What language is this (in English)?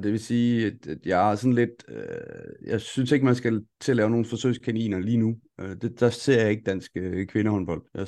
Danish